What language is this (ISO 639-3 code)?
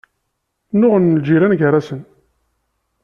kab